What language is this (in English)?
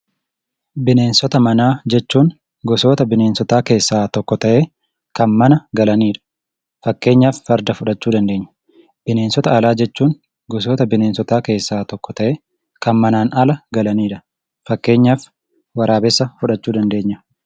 Oromo